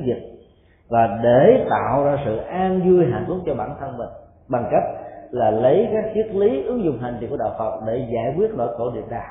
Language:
Vietnamese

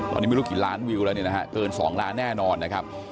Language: Thai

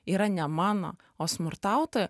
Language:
Lithuanian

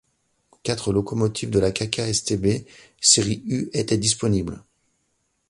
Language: French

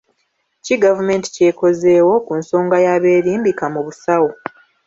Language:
Ganda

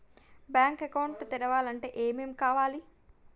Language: Telugu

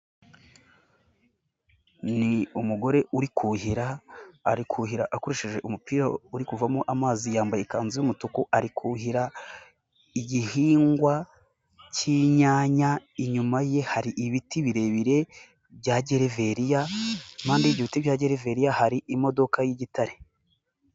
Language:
Kinyarwanda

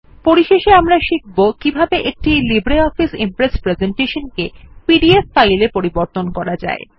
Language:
Bangla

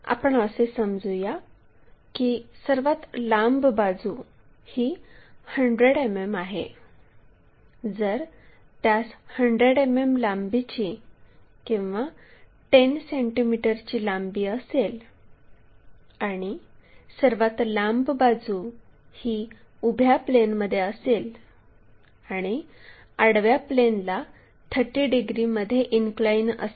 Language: Marathi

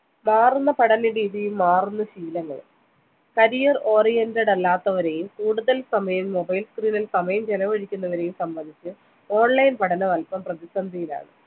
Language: Malayalam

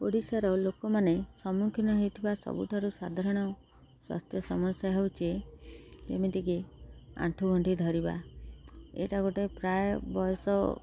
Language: Odia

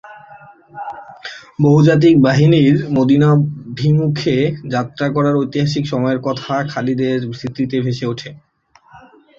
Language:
Bangla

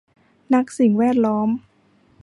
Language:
Thai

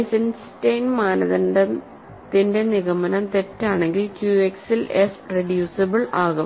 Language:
Malayalam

